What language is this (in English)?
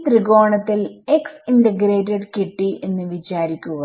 Malayalam